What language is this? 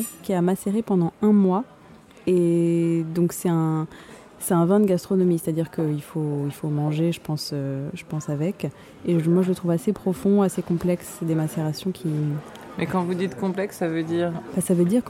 French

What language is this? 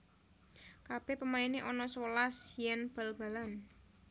Javanese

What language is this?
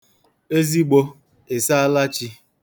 Igbo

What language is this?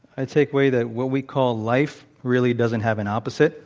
English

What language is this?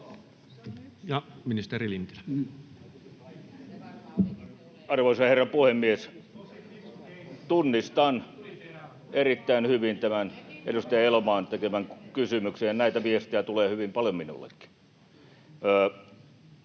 Finnish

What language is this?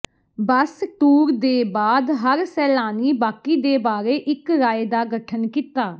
Punjabi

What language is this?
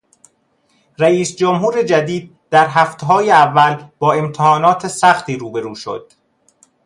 Persian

